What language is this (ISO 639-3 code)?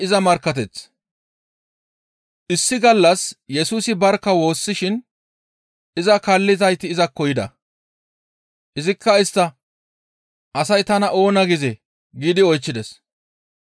gmv